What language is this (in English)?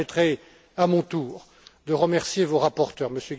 French